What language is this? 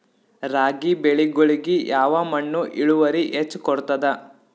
Kannada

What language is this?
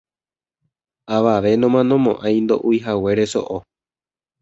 Guarani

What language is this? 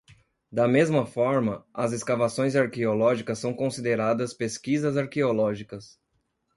Portuguese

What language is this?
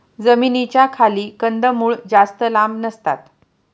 Marathi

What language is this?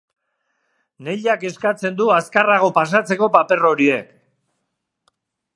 Basque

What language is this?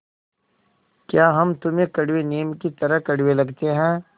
Hindi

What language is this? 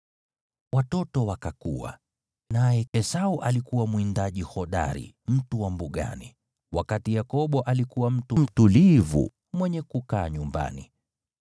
Swahili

